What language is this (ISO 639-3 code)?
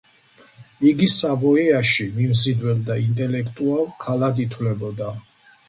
kat